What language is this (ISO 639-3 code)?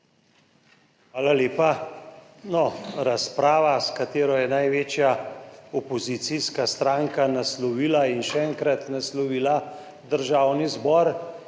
slv